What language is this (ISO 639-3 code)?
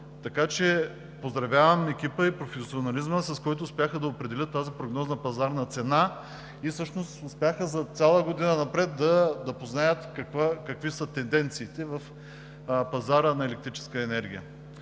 bul